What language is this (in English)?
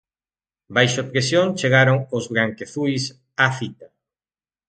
Galician